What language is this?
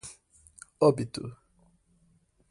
Portuguese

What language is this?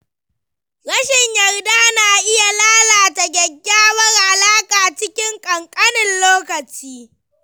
Hausa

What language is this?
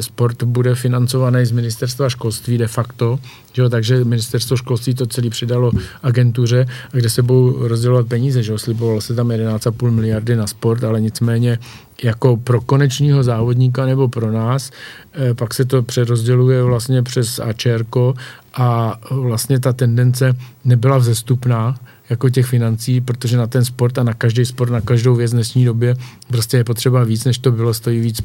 Czech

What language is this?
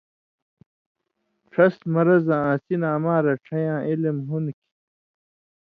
Indus Kohistani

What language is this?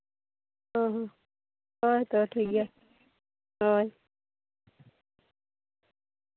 Santali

